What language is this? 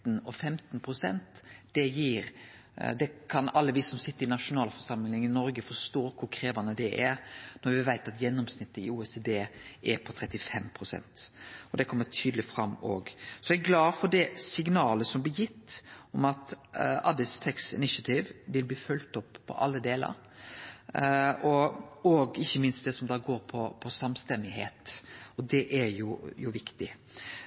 Norwegian Nynorsk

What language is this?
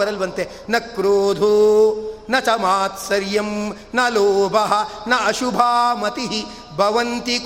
Kannada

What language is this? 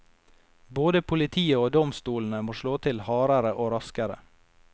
Norwegian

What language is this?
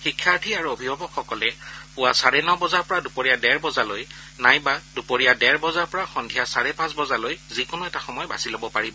Assamese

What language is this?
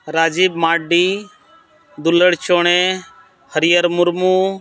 Santali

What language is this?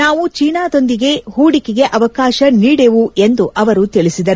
Kannada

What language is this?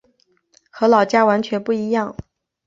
Chinese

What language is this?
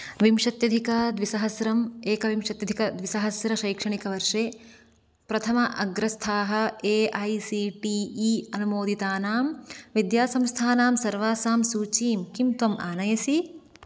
Sanskrit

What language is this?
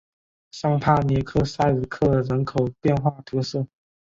Chinese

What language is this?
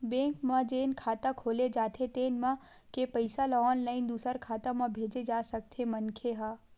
Chhattisgarhi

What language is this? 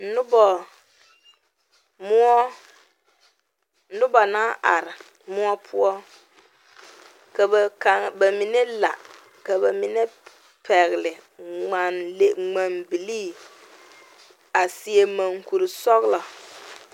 Southern Dagaare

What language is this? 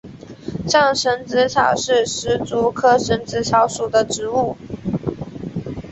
Chinese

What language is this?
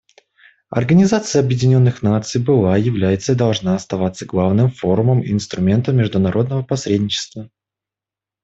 Russian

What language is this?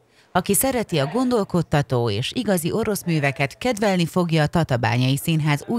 Hungarian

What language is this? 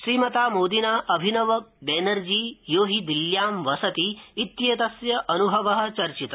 Sanskrit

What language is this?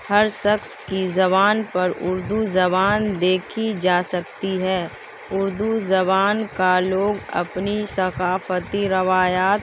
Urdu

